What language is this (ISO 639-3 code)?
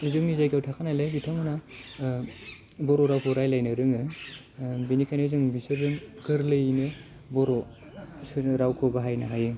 brx